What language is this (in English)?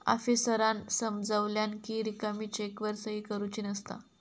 Marathi